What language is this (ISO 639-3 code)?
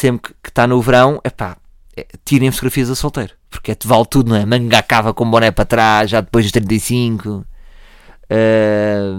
por